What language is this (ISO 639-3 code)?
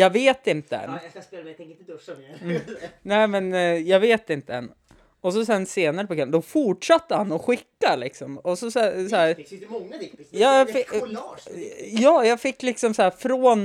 swe